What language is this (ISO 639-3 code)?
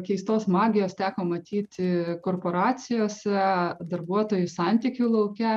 lit